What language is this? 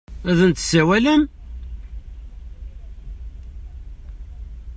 Kabyle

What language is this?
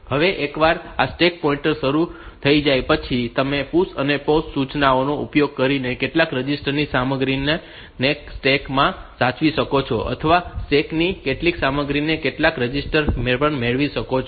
Gujarati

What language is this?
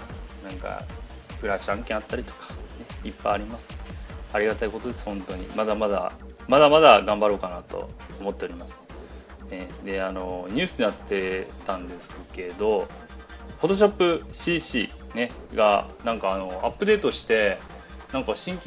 Japanese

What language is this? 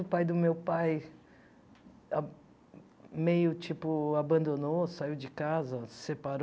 Portuguese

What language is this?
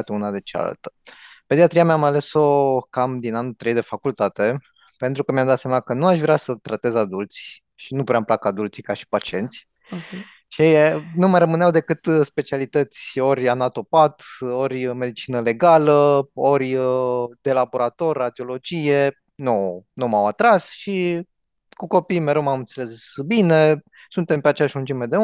Romanian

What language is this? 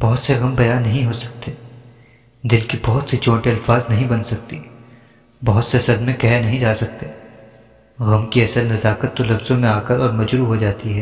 Urdu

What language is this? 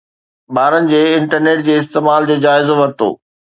Sindhi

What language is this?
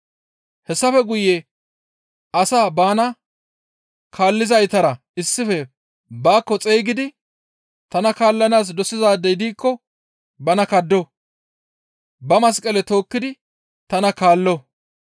Gamo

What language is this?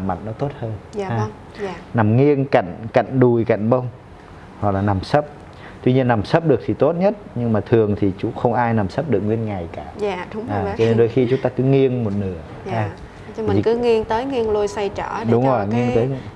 Vietnamese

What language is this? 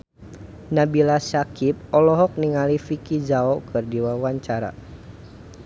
Sundanese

